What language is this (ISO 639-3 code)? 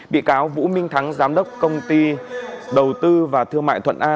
vie